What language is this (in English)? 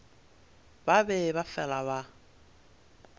Northern Sotho